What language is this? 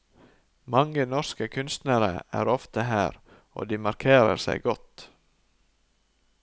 Norwegian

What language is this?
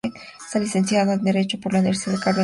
Spanish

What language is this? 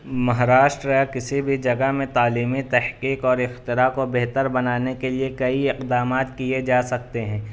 Urdu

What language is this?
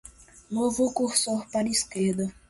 Portuguese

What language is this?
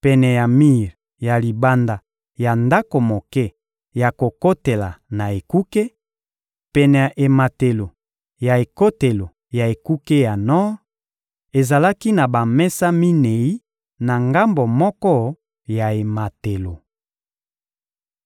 Lingala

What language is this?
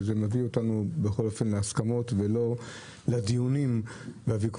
Hebrew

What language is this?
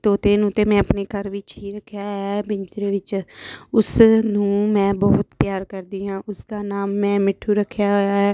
Punjabi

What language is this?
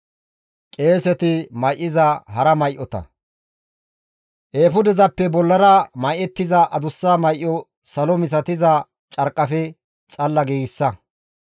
Gamo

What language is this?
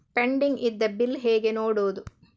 Kannada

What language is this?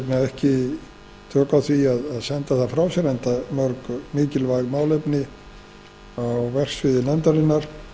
Icelandic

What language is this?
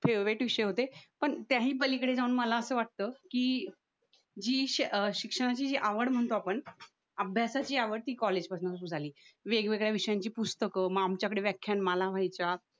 Marathi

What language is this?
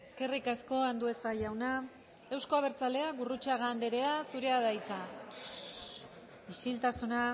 Basque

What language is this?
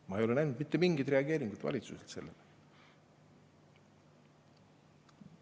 Estonian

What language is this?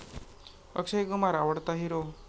Marathi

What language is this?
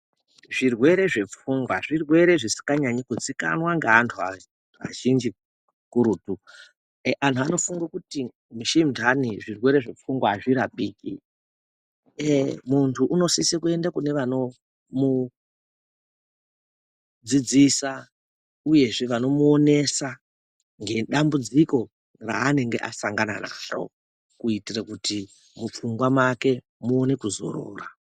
Ndau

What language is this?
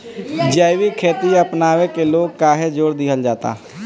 Bhojpuri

